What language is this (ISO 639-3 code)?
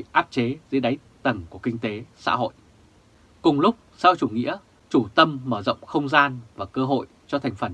vie